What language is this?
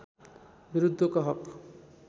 Nepali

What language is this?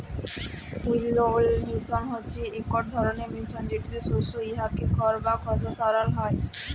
Bangla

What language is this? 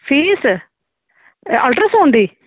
Dogri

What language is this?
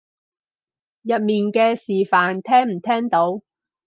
Cantonese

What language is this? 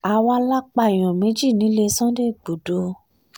Yoruba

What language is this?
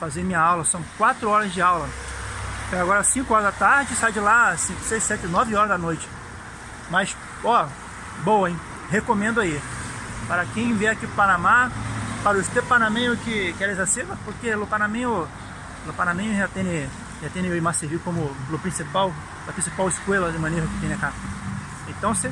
Portuguese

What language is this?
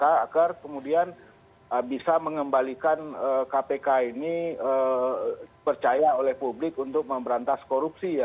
Indonesian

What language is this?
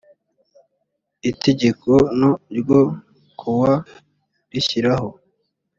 Kinyarwanda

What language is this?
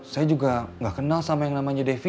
Indonesian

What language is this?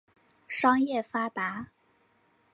Chinese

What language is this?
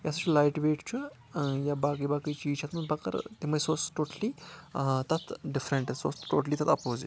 Kashmiri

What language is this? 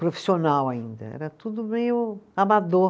Portuguese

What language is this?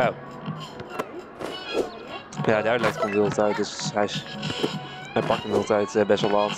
Dutch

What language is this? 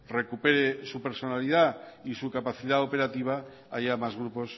Spanish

